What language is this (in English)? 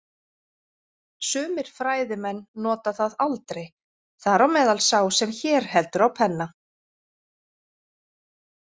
Icelandic